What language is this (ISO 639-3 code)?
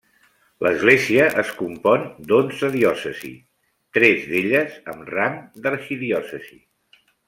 cat